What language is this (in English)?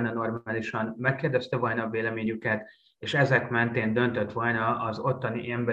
Hungarian